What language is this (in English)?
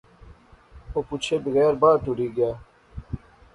Pahari-Potwari